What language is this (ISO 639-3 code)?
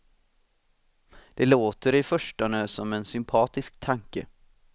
swe